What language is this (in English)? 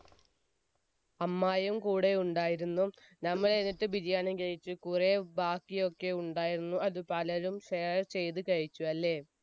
Malayalam